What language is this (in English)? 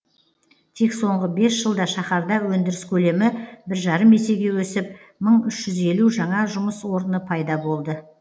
Kazakh